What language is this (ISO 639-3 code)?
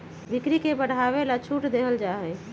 mag